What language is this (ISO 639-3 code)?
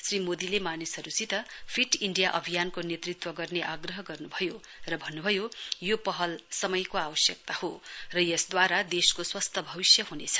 nep